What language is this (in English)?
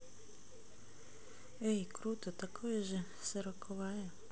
Russian